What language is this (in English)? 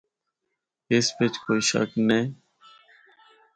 Northern Hindko